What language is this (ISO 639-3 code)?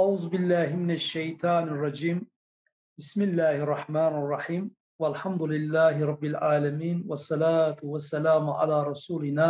tur